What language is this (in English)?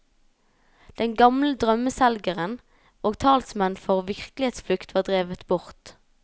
Norwegian